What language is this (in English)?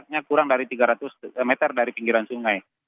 Indonesian